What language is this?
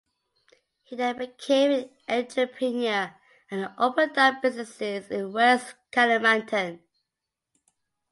English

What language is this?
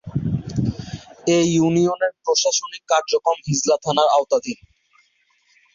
Bangla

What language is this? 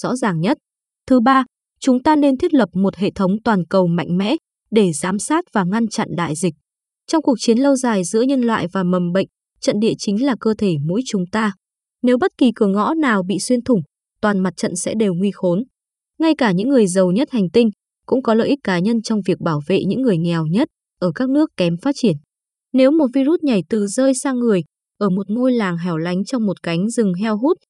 Vietnamese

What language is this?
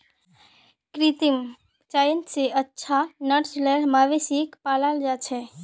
Magahi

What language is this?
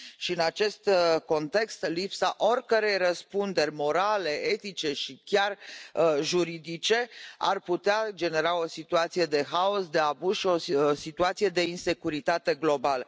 Romanian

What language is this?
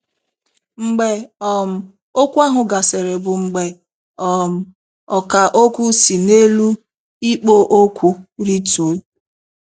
Igbo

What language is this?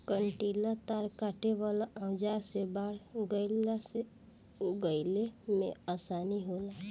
Bhojpuri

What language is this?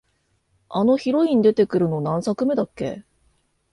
Japanese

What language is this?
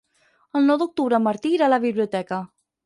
Catalan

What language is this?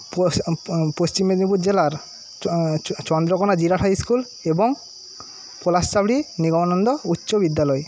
Bangla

